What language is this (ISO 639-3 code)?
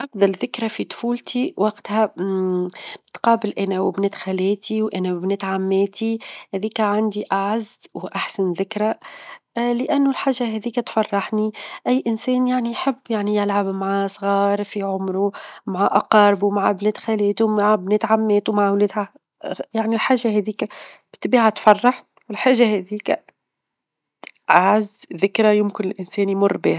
aeb